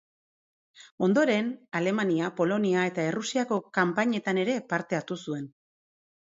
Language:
Basque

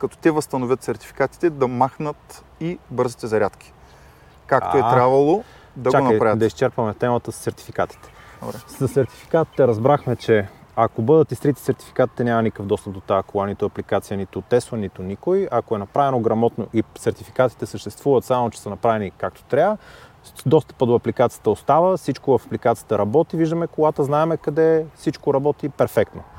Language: Bulgarian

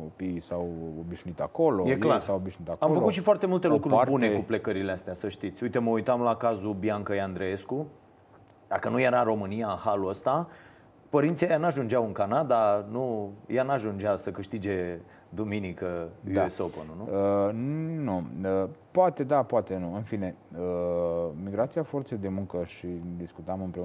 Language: Romanian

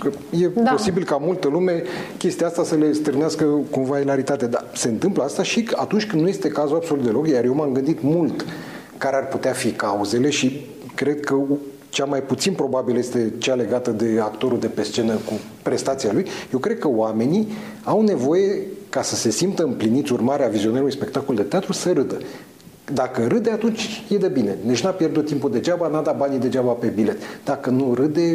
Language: Romanian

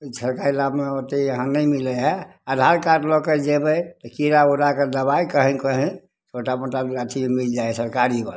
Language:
Maithili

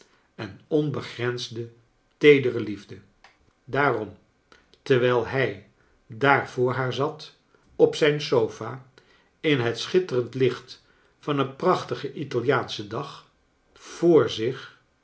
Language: Dutch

